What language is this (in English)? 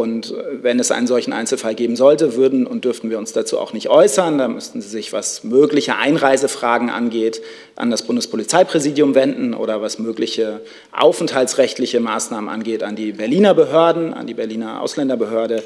German